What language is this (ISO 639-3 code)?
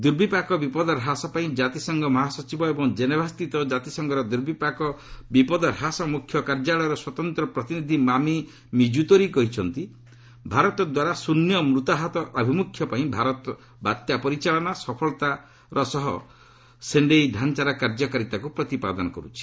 ori